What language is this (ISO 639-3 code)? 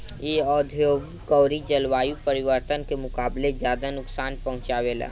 bho